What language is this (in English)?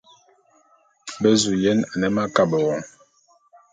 Bulu